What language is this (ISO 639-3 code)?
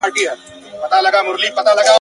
pus